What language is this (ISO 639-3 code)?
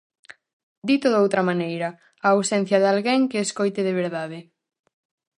glg